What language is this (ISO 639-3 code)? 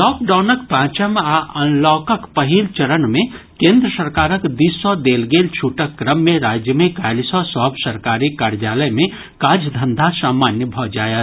mai